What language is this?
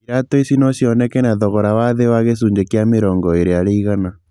Kikuyu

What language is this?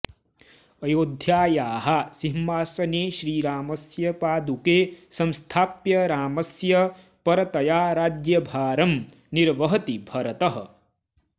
Sanskrit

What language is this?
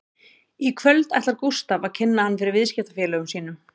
Icelandic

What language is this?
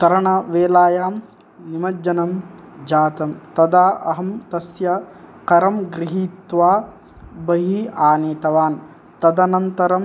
Sanskrit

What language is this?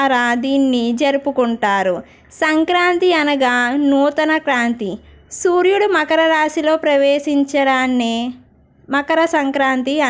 Telugu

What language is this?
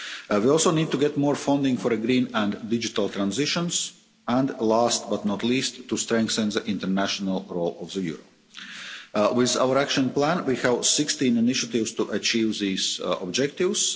English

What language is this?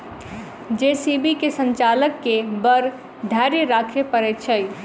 Maithili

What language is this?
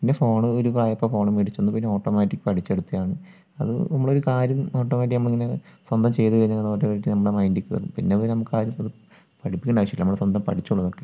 Malayalam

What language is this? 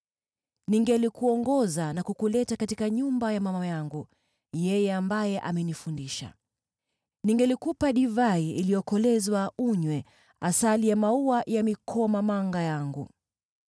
Swahili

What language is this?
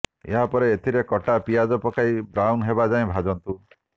Odia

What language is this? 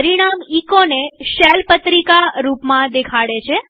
Gujarati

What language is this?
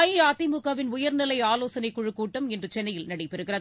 Tamil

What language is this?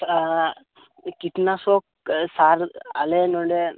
Santali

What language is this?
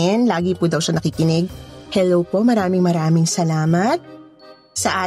Filipino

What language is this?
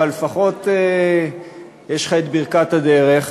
Hebrew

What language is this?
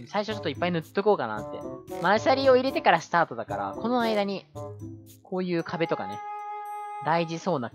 Japanese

